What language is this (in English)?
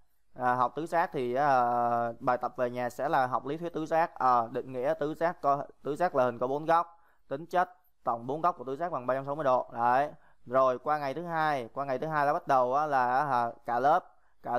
Vietnamese